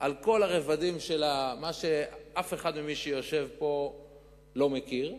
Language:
Hebrew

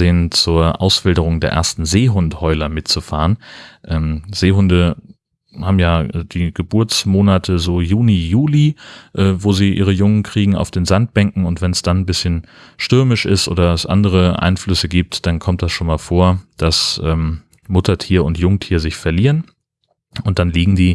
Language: German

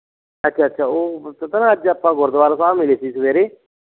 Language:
Punjabi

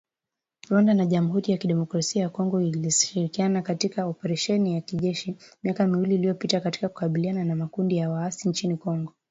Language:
Swahili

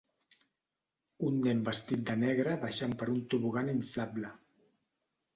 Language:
Catalan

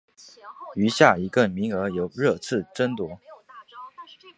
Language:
Chinese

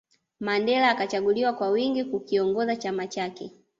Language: Swahili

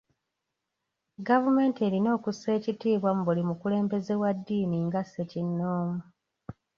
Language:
Ganda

